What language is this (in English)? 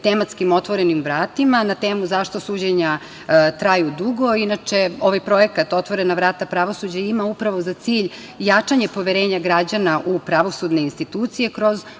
Serbian